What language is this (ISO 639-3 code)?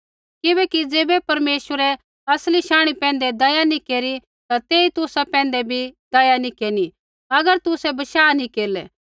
kfx